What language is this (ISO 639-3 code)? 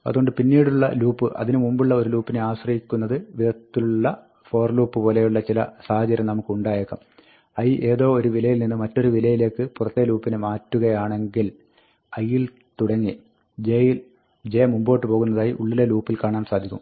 mal